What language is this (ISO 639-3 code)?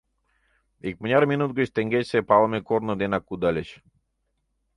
chm